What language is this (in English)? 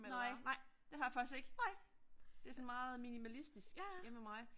Danish